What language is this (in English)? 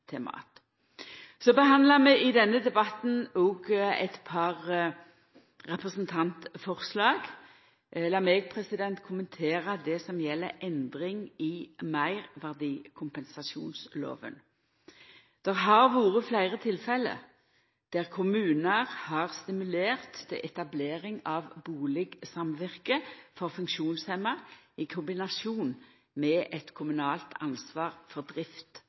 Norwegian Nynorsk